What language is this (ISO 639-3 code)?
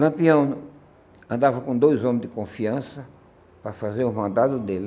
por